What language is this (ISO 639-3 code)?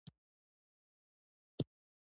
pus